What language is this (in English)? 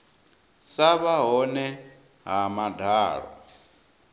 Venda